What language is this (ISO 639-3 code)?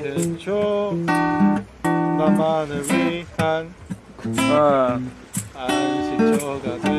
kor